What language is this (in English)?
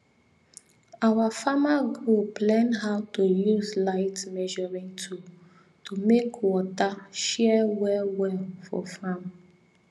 Nigerian Pidgin